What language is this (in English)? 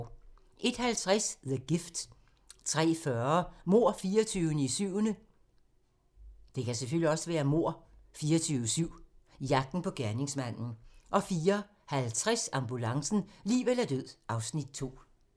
Danish